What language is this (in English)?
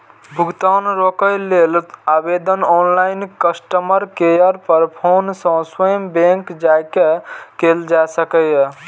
Maithili